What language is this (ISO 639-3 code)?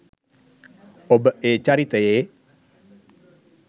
sin